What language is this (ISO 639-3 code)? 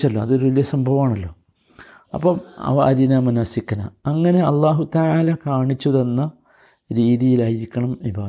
mal